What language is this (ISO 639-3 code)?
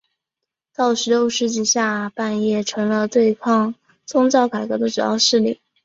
zho